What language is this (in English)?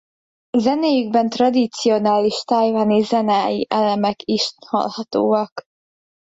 Hungarian